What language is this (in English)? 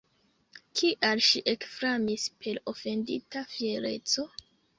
Esperanto